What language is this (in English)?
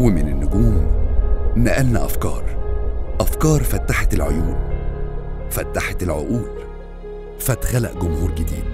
Arabic